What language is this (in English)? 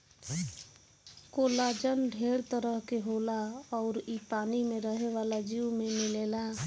Bhojpuri